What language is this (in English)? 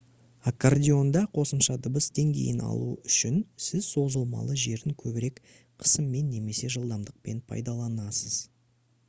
Kazakh